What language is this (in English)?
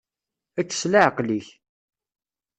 Kabyle